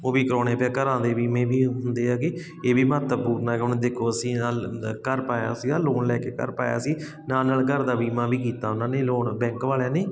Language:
Punjabi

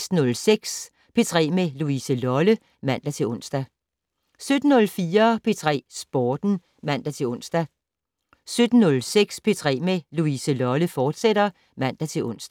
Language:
Danish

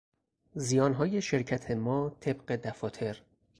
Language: Persian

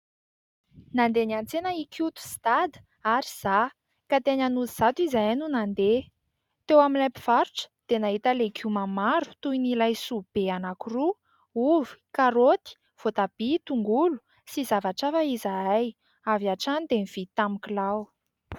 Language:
Malagasy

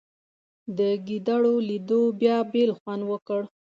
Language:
Pashto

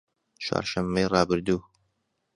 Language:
Central Kurdish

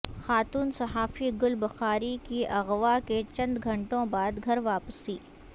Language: Urdu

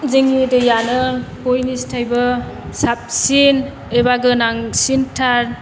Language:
Bodo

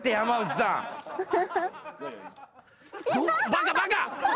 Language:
Japanese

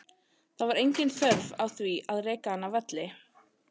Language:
Icelandic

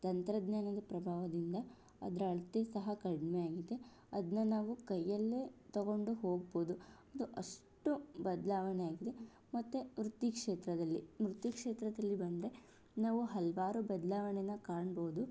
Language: Kannada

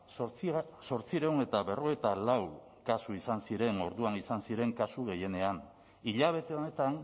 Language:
Basque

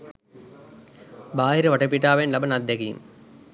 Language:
Sinhala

